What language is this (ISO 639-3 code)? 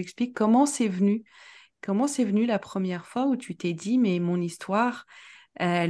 fra